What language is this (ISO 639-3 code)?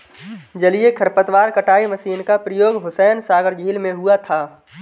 hin